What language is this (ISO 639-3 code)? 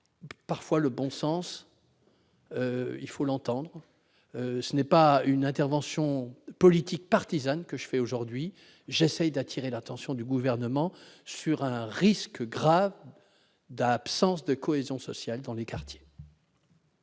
fra